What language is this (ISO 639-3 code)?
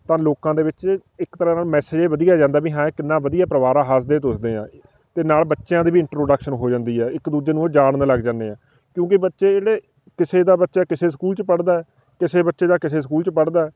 pan